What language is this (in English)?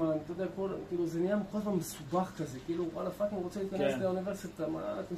Hebrew